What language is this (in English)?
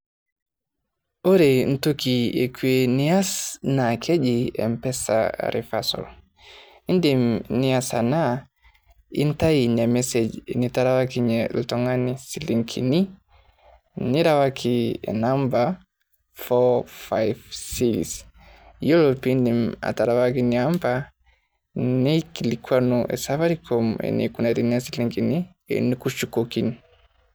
Masai